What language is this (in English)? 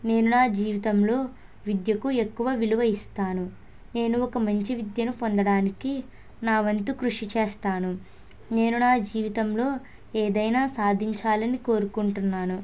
Telugu